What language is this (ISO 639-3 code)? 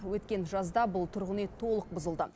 kaz